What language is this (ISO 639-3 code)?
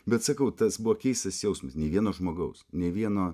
lit